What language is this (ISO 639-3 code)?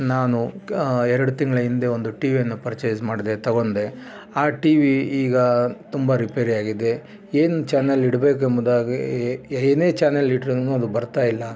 kan